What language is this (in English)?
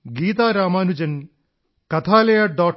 Malayalam